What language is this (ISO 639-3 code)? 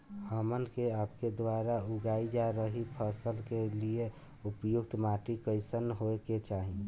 bho